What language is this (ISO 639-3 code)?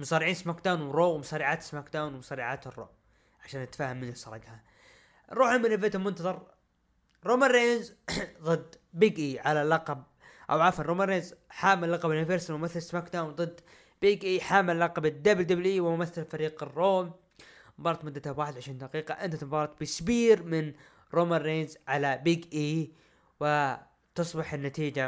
ara